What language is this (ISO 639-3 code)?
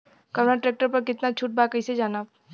bho